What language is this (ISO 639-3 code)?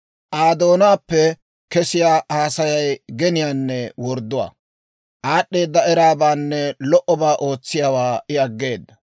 dwr